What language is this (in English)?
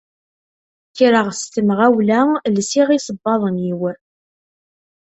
Kabyle